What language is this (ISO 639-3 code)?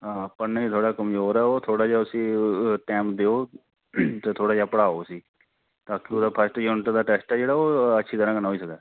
doi